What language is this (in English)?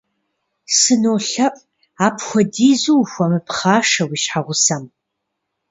Kabardian